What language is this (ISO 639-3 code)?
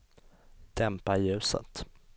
swe